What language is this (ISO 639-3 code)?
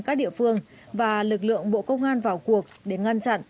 vie